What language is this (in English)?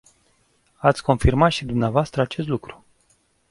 Romanian